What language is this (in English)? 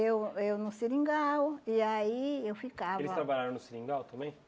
Portuguese